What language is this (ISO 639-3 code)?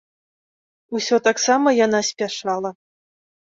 bel